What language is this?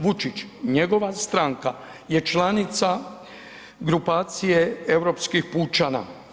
Croatian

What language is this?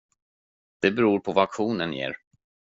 Swedish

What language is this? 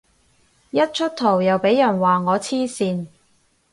Cantonese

